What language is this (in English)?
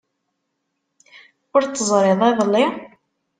Kabyle